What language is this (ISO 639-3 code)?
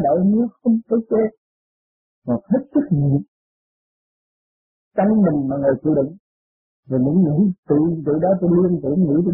vie